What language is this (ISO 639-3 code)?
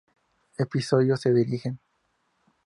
spa